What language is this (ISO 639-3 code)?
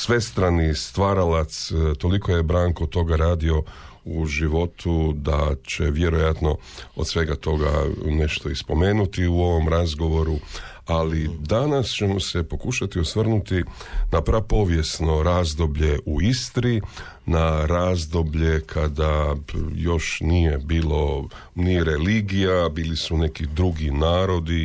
hrv